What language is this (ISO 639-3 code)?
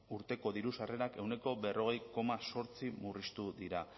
eus